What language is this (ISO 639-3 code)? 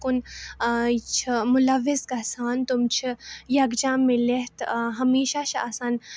kas